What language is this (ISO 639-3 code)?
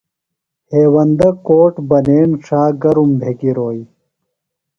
phl